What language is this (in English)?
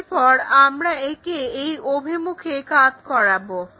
Bangla